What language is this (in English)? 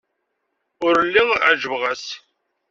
Kabyle